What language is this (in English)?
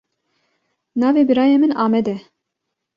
Kurdish